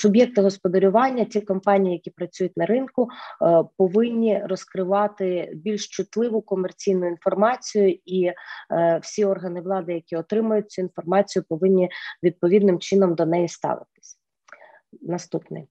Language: Ukrainian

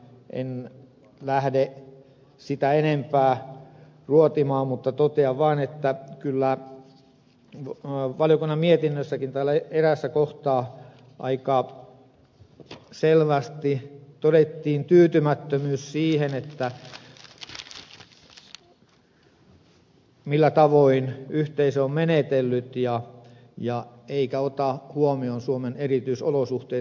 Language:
Finnish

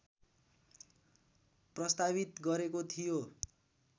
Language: Nepali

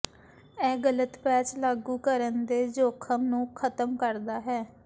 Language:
Punjabi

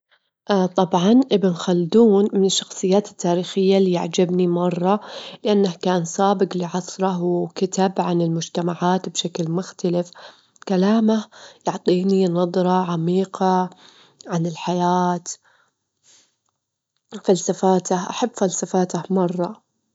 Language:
Gulf Arabic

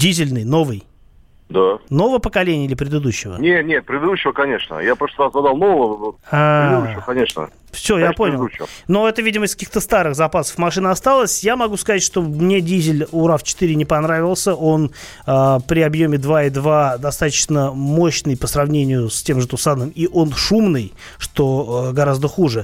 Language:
Russian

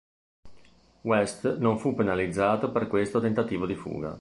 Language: Italian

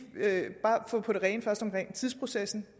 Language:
Danish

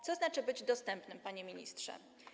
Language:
Polish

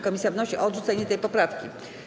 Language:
Polish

